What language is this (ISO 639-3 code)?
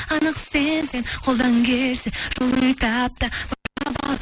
kaz